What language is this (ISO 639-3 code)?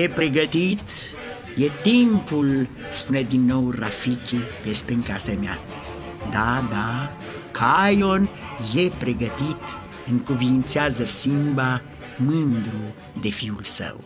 ron